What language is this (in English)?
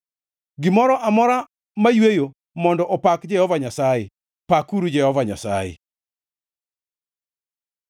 Luo (Kenya and Tanzania)